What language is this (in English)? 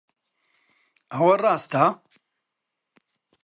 Central Kurdish